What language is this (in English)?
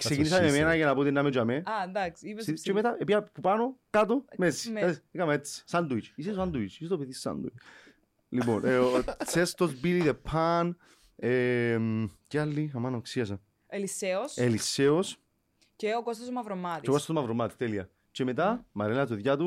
Greek